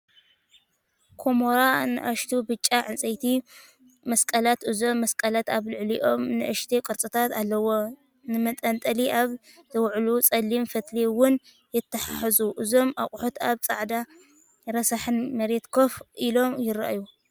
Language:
Tigrinya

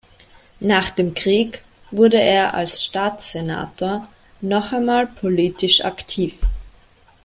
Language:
German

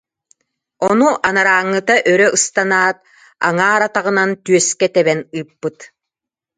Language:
Yakut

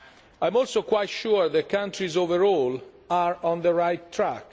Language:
English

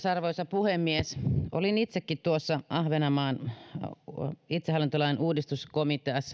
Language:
Finnish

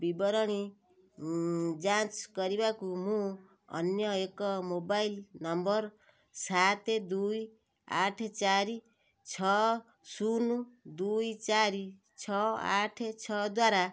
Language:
Odia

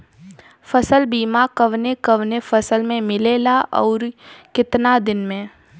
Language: Bhojpuri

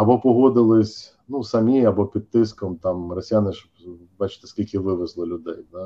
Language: Ukrainian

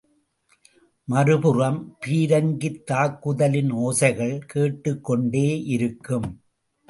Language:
Tamil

